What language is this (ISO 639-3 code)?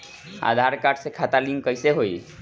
bho